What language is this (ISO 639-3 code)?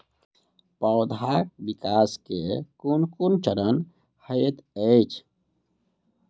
mai